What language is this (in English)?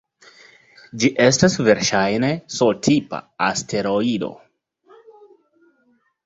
Esperanto